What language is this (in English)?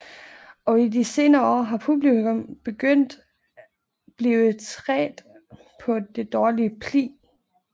Danish